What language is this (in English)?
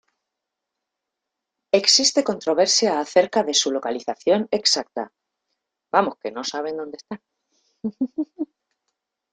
Spanish